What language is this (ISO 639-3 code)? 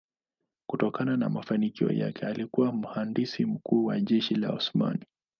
swa